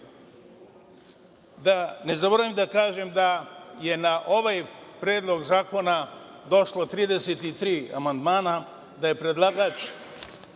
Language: Serbian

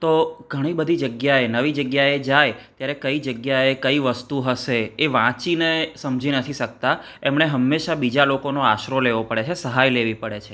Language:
Gujarati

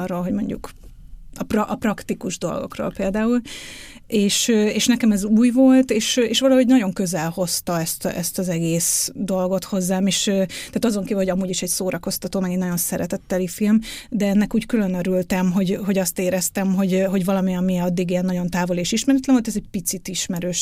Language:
Hungarian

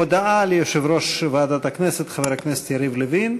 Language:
Hebrew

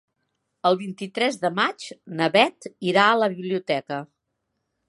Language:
Catalan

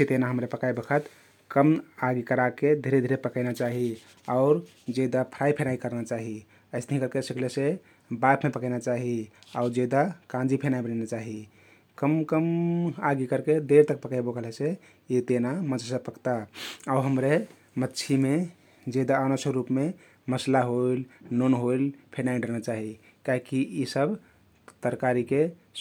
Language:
Kathoriya Tharu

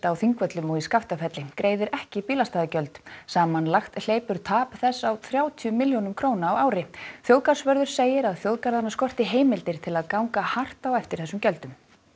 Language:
Icelandic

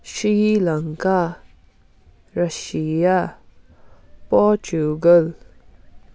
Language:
Nepali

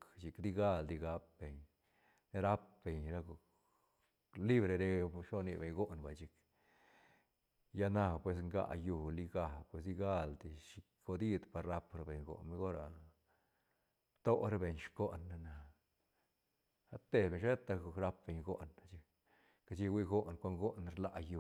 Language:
Santa Catarina Albarradas Zapotec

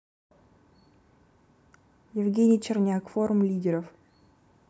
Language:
Russian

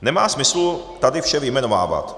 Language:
Czech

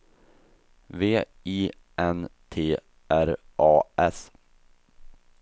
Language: Swedish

